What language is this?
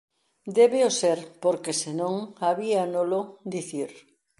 Galician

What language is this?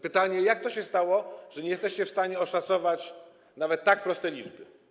Polish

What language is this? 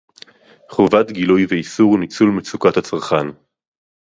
Hebrew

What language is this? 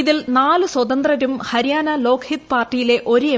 Malayalam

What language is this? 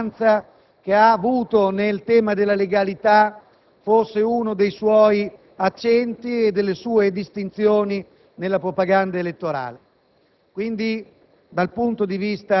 Italian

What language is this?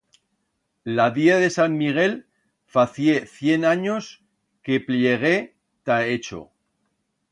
Aragonese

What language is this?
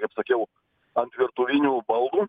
Lithuanian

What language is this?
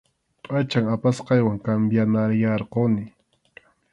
Arequipa-La Unión Quechua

